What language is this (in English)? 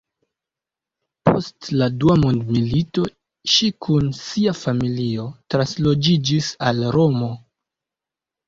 Esperanto